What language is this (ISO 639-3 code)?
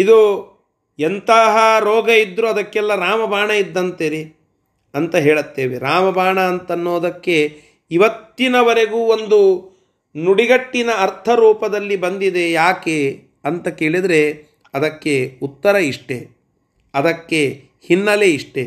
kan